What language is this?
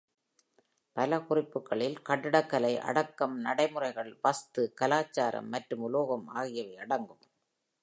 Tamil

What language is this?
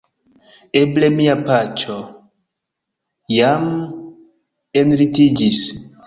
Esperanto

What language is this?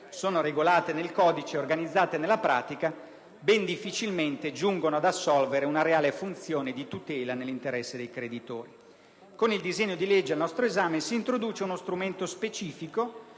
Italian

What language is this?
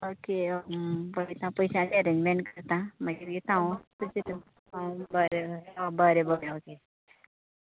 Konkani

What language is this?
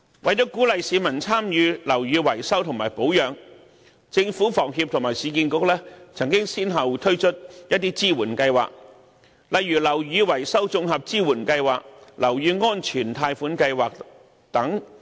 Cantonese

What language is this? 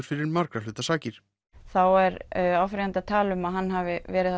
Icelandic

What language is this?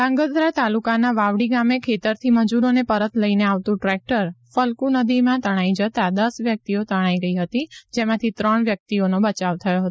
Gujarati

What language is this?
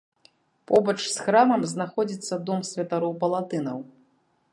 Belarusian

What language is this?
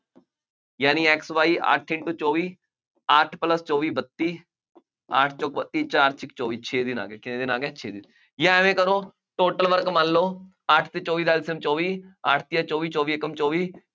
Punjabi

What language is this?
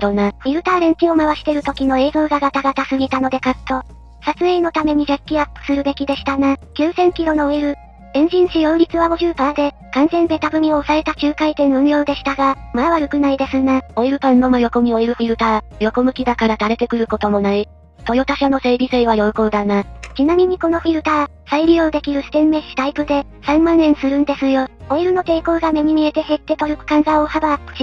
Japanese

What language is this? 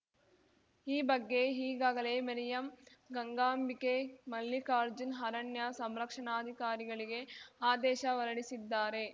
Kannada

